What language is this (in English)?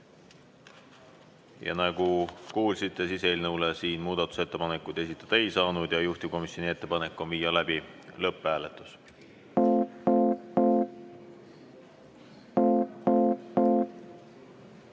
Estonian